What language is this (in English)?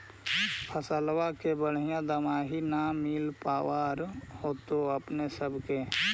Magahi